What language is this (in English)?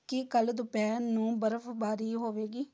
Punjabi